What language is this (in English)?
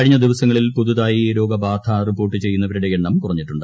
Malayalam